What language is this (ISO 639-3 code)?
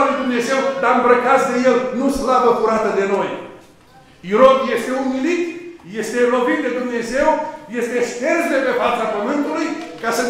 ron